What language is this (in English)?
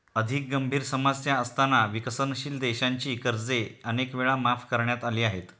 Marathi